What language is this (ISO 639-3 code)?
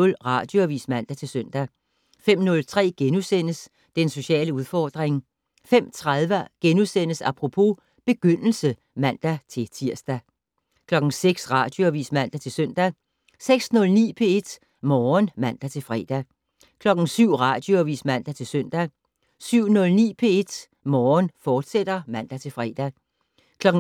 dan